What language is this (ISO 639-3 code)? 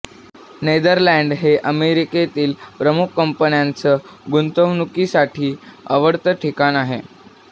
mar